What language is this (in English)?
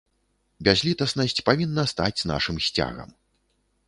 Belarusian